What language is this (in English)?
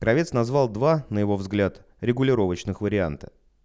Russian